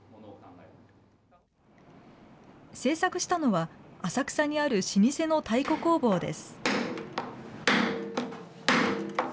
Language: Japanese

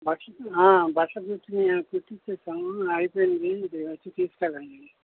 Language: Telugu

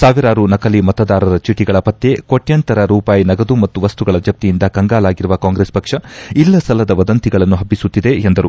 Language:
Kannada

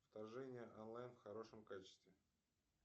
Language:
Russian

